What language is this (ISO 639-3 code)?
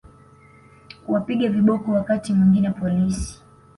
swa